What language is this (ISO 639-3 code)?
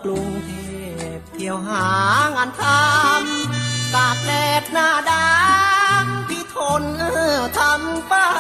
tha